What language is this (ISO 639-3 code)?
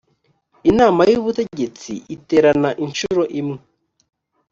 kin